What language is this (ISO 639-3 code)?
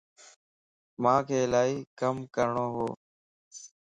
lss